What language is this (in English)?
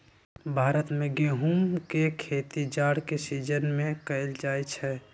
Magahi